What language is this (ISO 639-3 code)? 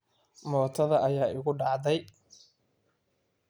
som